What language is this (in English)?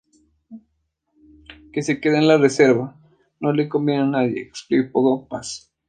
Spanish